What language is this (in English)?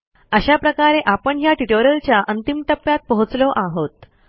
Marathi